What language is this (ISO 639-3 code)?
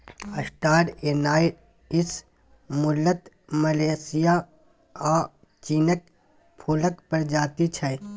mai